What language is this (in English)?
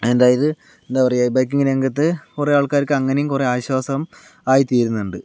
Malayalam